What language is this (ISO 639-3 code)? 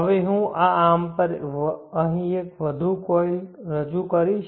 guj